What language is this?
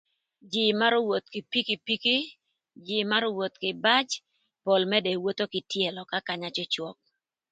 Thur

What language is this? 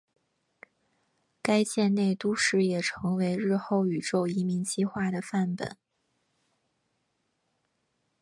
Chinese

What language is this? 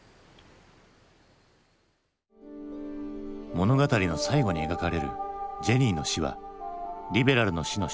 Japanese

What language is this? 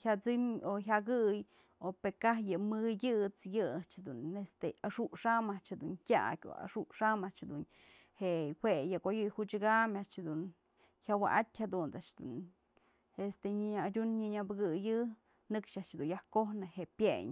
Mazatlán Mixe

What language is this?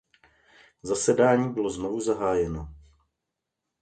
Czech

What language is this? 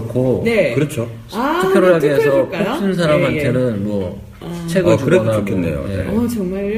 Korean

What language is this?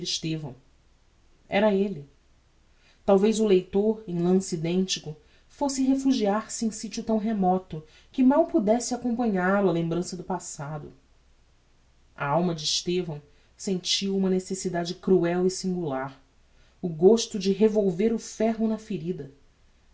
Portuguese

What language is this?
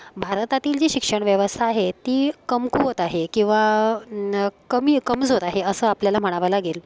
Marathi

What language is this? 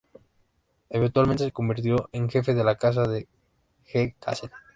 Spanish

